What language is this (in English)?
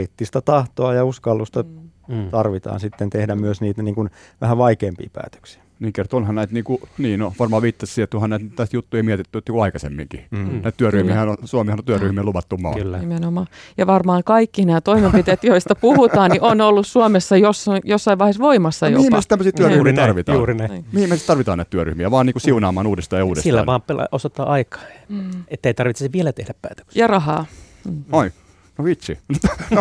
Finnish